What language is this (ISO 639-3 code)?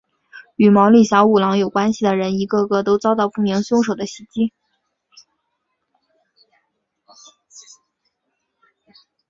zho